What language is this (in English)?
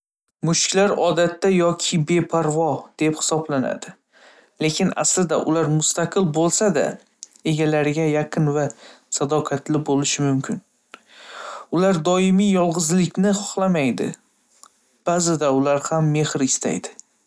Uzbek